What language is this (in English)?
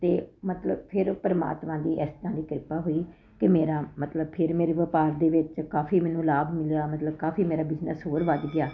Punjabi